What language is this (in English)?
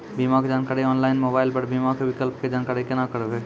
Maithili